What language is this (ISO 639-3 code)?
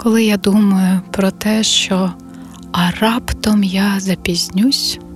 ukr